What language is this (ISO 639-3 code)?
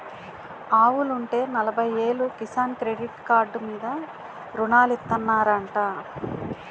tel